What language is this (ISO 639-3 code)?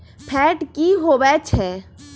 mag